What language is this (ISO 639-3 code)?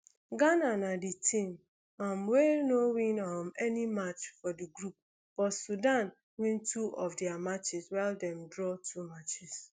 pcm